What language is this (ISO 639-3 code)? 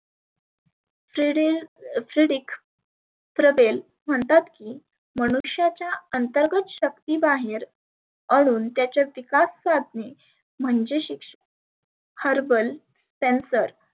mar